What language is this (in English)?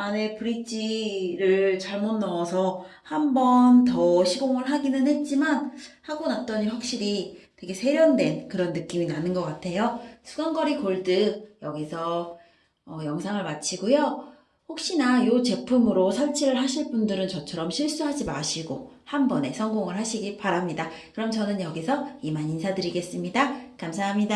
Korean